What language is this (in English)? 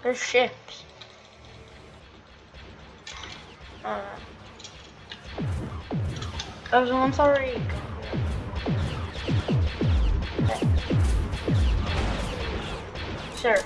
English